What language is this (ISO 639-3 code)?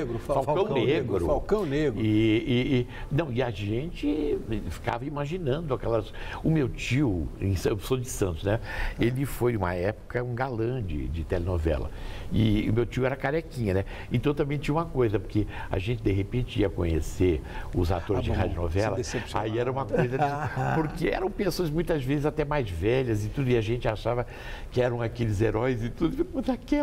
por